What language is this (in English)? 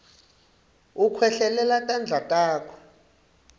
Swati